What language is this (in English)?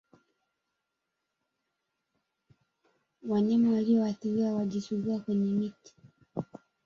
Swahili